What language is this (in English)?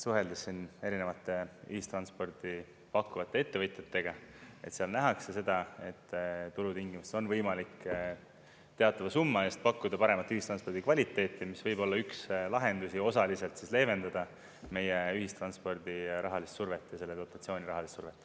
Estonian